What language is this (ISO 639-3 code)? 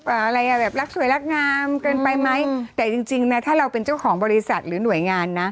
tha